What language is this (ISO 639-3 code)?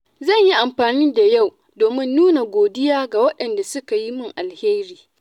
hau